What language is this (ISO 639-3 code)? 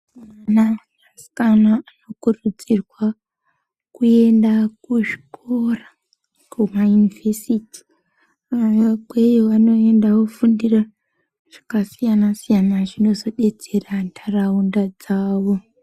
ndc